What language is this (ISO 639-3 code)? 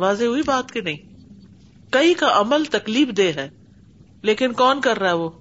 urd